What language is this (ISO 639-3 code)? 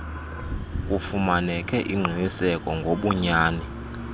xho